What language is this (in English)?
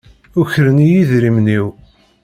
Kabyle